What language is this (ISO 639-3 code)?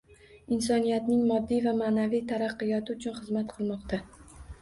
uzb